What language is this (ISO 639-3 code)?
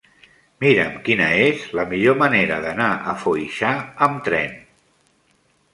cat